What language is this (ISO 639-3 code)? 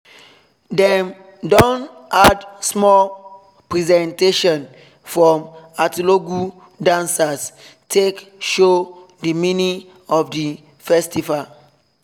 pcm